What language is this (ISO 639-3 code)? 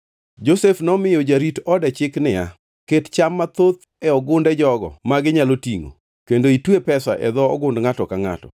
luo